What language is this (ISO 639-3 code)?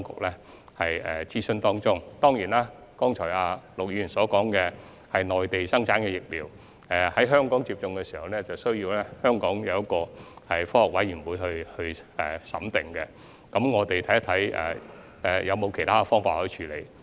yue